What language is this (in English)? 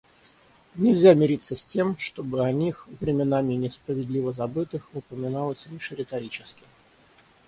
Russian